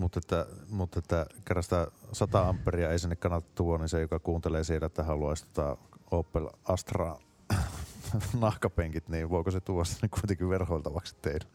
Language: Finnish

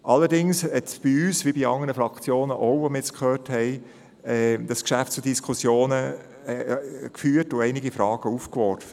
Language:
Swiss German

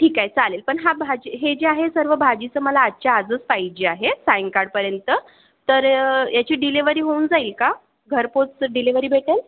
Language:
Marathi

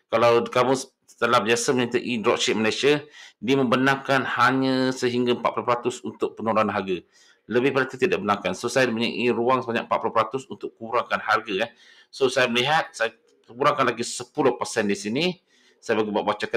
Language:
Malay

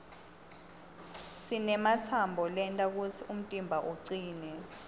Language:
Swati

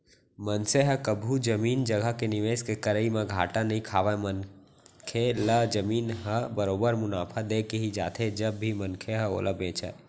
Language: Chhattisgarhi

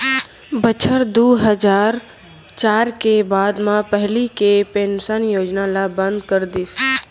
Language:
Chhattisgarhi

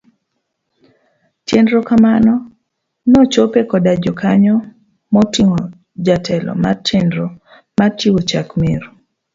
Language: Luo (Kenya and Tanzania)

